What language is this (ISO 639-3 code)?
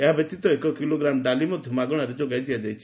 ori